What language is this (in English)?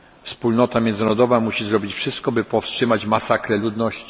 Polish